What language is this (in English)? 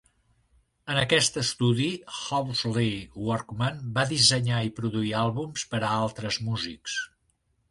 Catalan